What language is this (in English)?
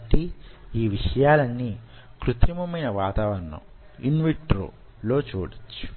Telugu